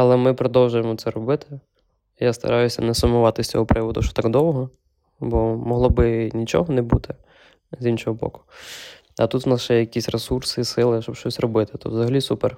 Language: Ukrainian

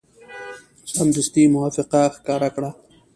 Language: Pashto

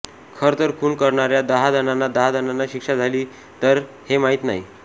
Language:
Marathi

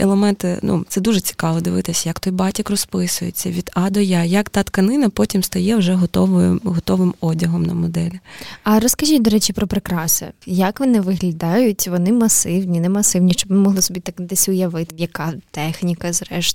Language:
Ukrainian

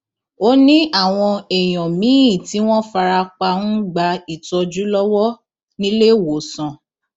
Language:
Yoruba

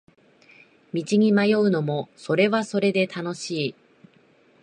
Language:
Japanese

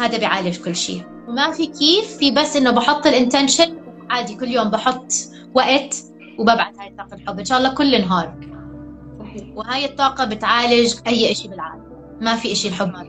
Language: Arabic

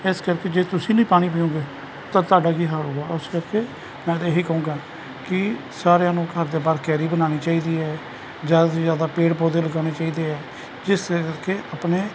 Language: Punjabi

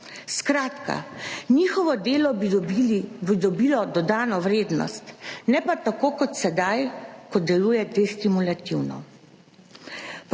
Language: Slovenian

